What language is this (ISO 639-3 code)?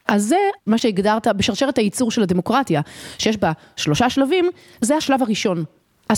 heb